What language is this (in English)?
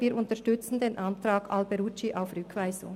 Swiss German